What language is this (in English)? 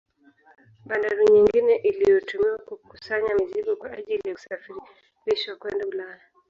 Swahili